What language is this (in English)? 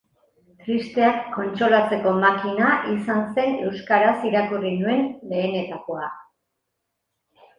Basque